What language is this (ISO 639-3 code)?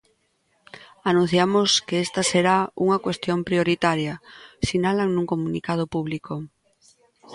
glg